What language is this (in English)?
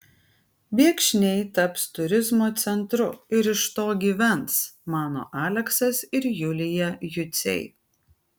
Lithuanian